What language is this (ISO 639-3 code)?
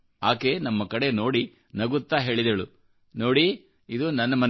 kan